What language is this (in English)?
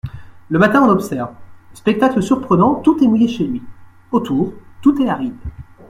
French